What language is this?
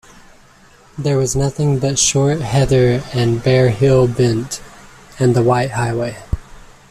English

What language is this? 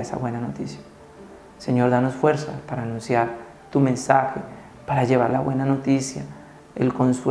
Spanish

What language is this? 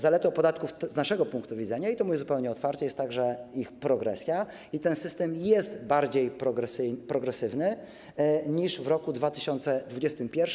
Polish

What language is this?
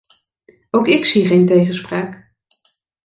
Dutch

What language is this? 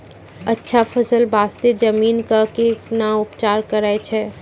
Maithili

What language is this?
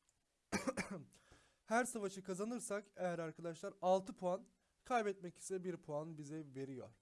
Turkish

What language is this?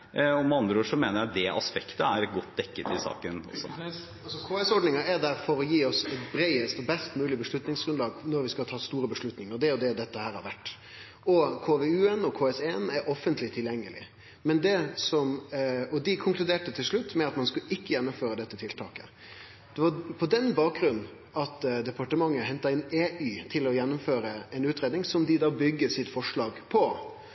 Norwegian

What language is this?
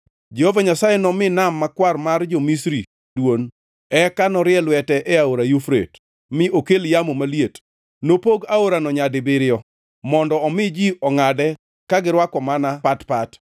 Luo (Kenya and Tanzania)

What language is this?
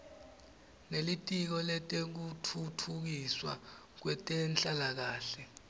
Swati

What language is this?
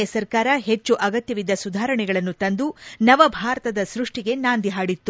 Kannada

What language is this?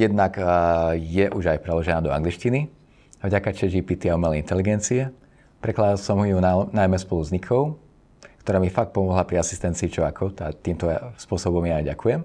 Slovak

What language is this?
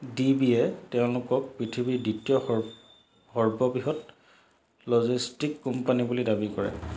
Assamese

